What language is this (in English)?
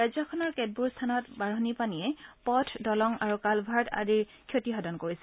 Assamese